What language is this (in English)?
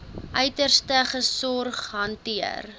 Afrikaans